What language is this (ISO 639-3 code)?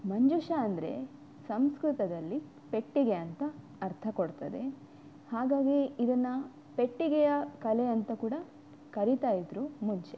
kan